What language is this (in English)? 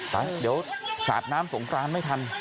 Thai